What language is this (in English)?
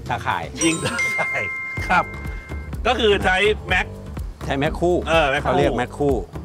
Thai